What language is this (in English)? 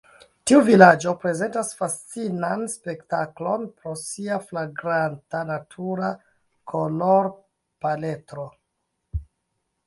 Esperanto